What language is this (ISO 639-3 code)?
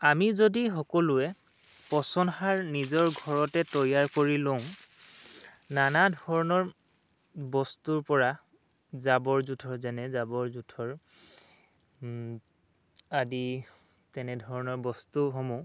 asm